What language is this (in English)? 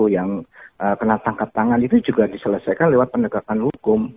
Indonesian